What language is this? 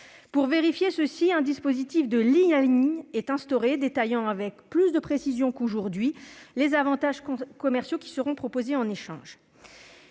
French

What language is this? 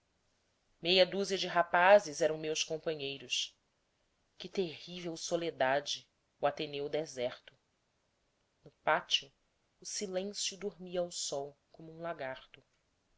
Portuguese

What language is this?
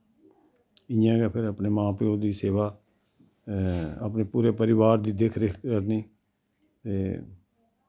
Dogri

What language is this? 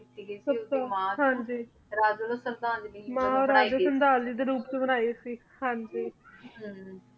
Punjabi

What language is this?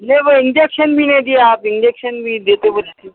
Urdu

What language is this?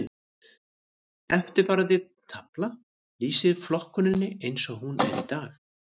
Icelandic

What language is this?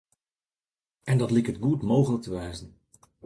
Western Frisian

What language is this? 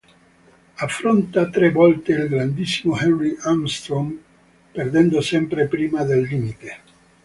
Italian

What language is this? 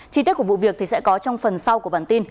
Vietnamese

